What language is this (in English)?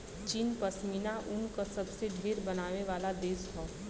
Bhojpuri